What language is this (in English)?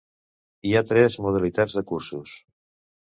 Catalan